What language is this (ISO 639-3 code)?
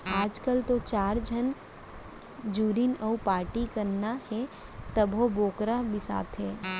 hne